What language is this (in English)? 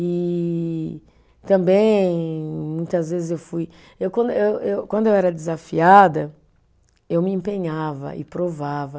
Portuguese